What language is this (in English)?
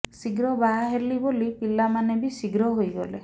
Odia